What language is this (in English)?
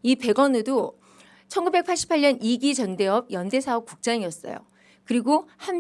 Korean